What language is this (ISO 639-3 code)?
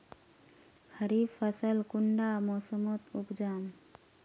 mag